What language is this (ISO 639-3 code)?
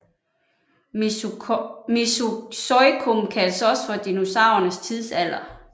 dan